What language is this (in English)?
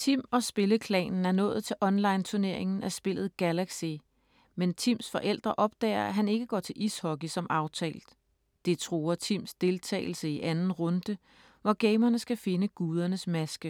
Danish